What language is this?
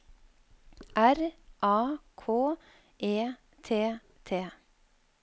Norwegian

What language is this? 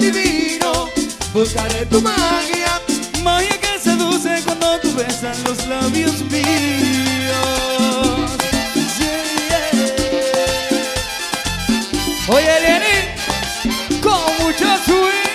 Arabic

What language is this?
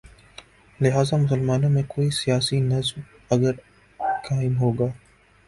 Urdu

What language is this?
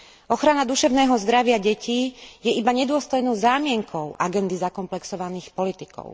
Slovak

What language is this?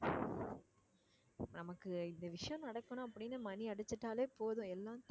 Tamil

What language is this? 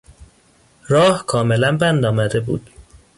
Persian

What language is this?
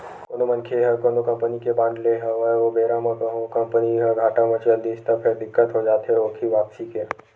Chhattisgarhi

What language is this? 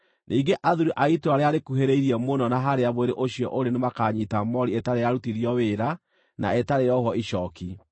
Kikuyu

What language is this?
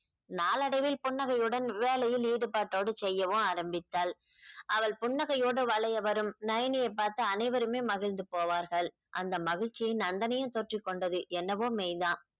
Tamil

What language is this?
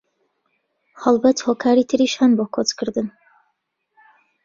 Central Kurdish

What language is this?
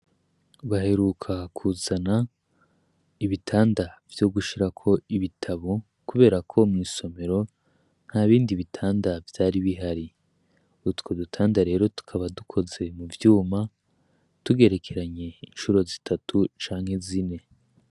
Rundi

